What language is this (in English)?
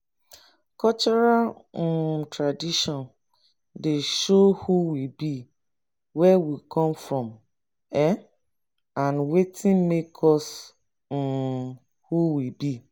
Nigerian Pidgin